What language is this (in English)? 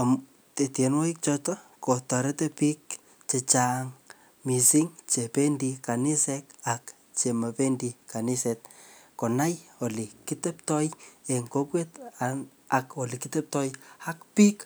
Kalenjin